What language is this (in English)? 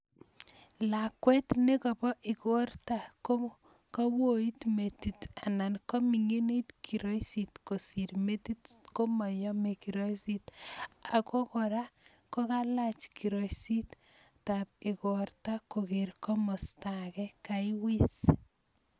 Kalenjin